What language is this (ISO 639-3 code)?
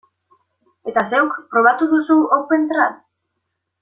eus